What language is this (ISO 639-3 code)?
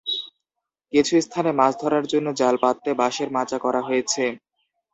ben